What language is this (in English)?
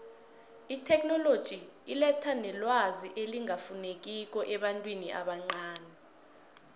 South Ndebele